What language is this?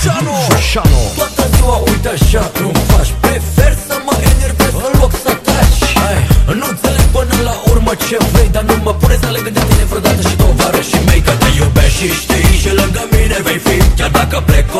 Romanian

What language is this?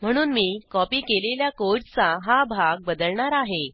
Marathi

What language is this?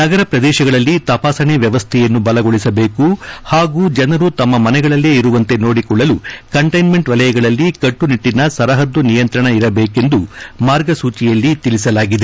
Kannada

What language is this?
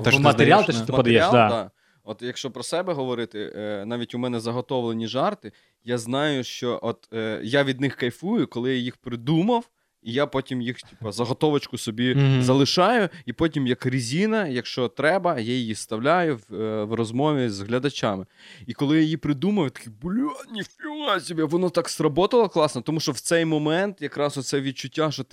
Ukrainian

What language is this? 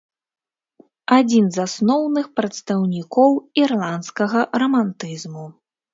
Belarusian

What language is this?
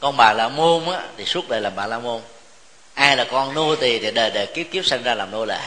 Vietnamese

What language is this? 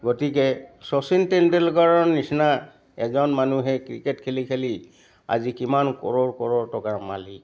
Assamese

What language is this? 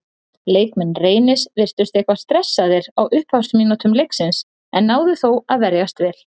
Icelandic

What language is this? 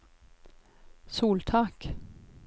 Norwegian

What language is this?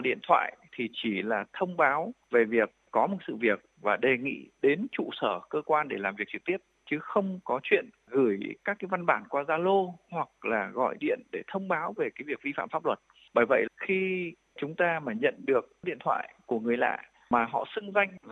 Vietnamese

